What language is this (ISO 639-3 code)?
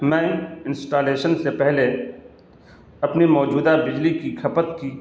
urd